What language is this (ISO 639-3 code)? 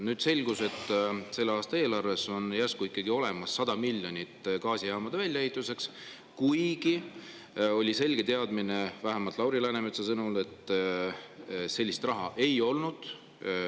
est